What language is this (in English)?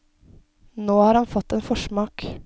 Norwegian